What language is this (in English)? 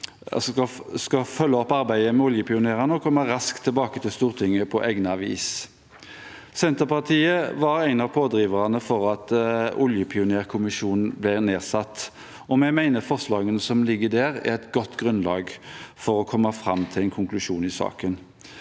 Norwegian